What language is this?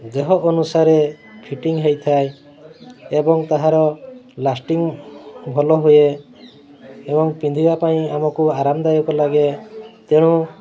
Odia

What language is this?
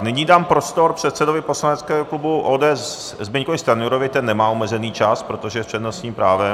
Czech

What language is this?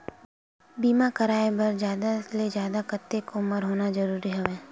Chhattisgarhi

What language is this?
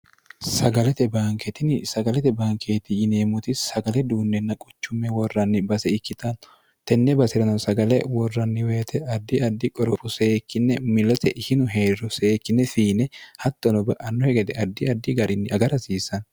Sidamo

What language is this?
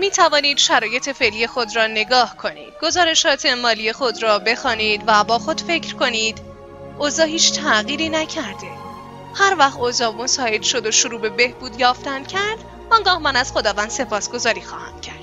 Persian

